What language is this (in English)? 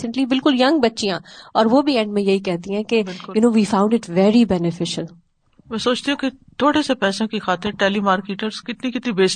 Urdu